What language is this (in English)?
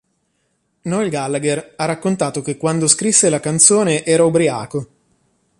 Italian